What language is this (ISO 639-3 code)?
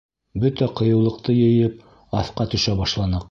bak